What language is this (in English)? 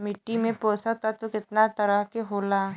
Bhojpuri